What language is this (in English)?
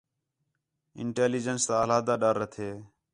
Khetrani